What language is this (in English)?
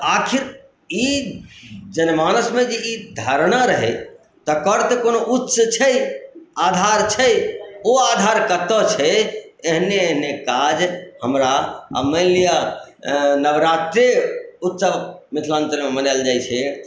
Maithili